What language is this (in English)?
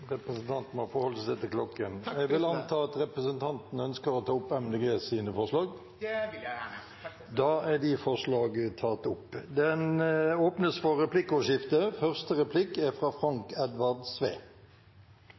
Norwegian